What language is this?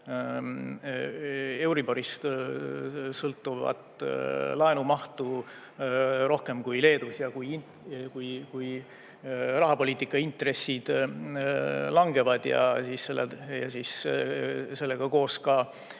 Estonian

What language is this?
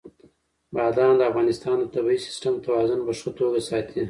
Pashto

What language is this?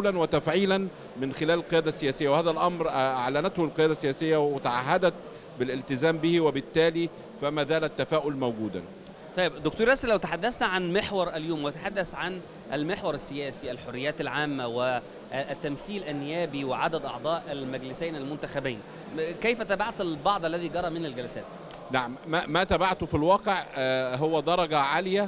Arabic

